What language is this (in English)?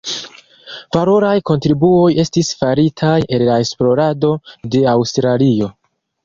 Esperanto